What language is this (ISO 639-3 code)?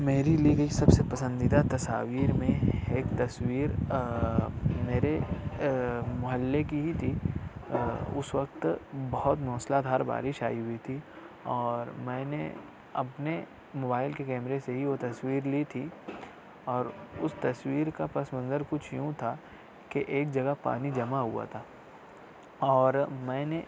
urd